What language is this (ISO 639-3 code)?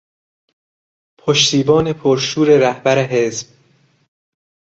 fas